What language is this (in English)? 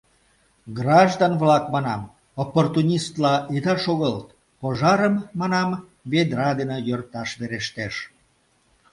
Mari